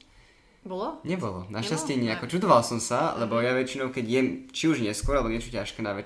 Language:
Slovak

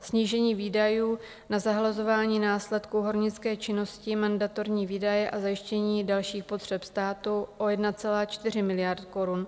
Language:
Czech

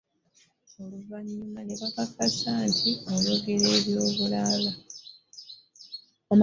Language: Ganda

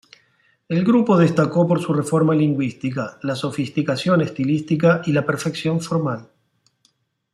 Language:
Spanish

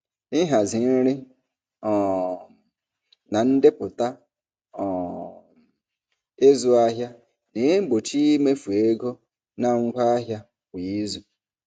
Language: Igbo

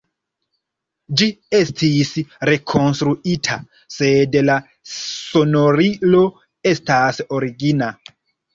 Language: Esperanto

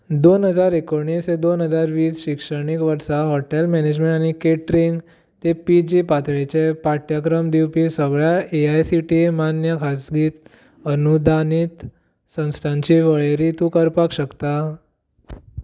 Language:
Konkani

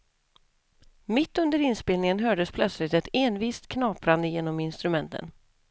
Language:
Swedish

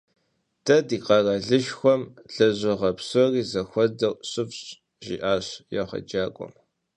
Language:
Kabardian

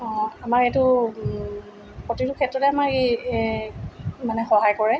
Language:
Assamese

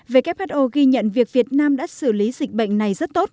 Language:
Vietnamese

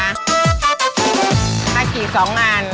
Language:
Thai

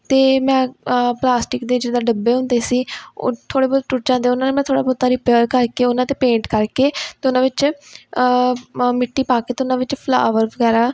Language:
Punjabi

